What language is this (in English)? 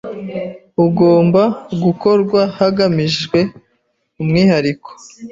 Kinyarwanda